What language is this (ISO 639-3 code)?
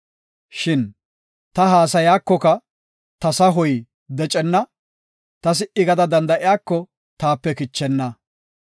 gof